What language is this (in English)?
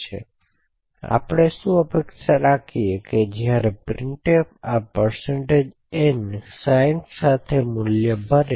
Gujarati